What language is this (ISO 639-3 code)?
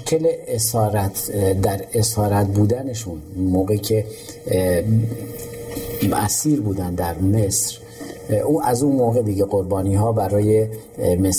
fas